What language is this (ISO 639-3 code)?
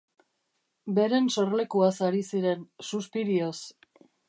eus